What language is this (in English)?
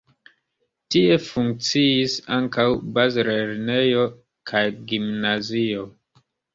Esperanto